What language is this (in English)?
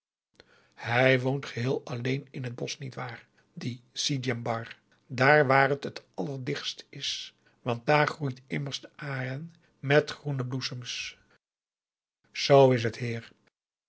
Dutch